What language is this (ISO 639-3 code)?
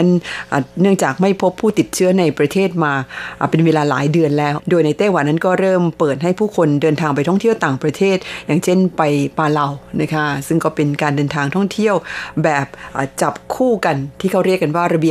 tha